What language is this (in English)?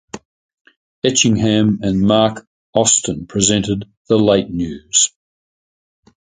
English